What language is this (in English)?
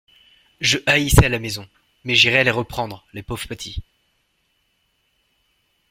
French